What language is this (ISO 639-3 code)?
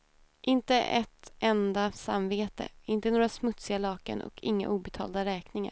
swe